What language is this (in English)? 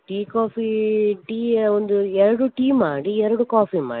Kannada